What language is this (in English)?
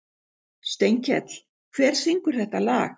Icelandic